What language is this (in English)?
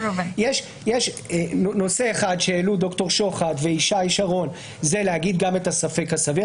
Hebrew